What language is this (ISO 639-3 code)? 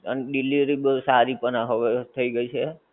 guj